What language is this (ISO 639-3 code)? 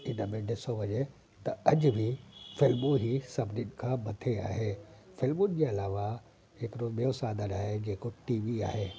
snd